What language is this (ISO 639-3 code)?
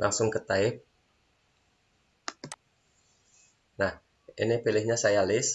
ind